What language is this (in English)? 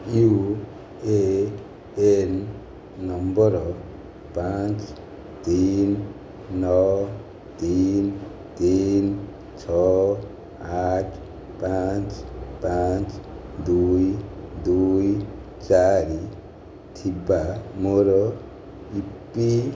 Odia